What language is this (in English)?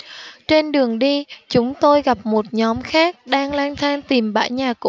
Vietnamese